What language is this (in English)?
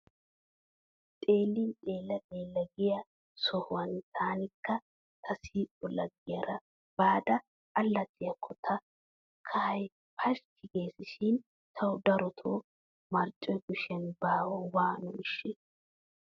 Wolaytta